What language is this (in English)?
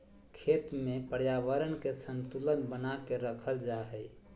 Magahi